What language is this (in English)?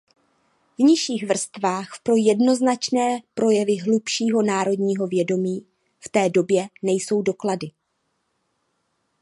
Czech